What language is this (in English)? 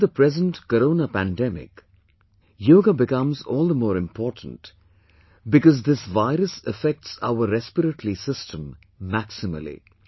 English